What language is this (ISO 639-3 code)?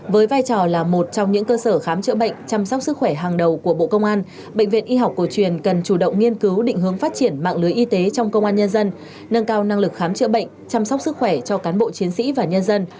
vie